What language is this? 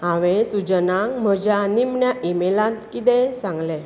Konkani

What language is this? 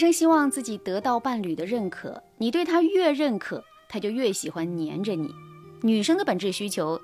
Chinese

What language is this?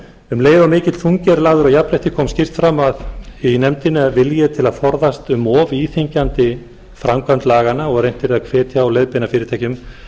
Icelandic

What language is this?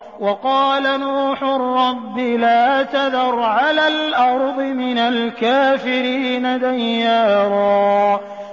Arabic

